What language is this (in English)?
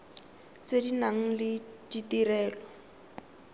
Tswana